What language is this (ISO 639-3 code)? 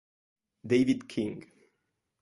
ita